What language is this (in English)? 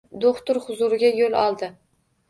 Uzbek